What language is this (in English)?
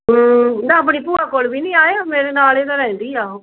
Punjabi